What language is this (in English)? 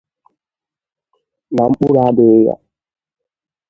Igbo